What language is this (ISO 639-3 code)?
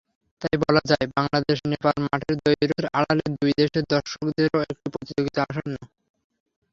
ben